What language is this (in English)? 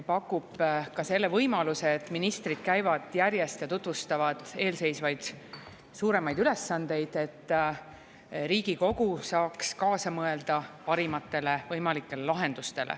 Estonian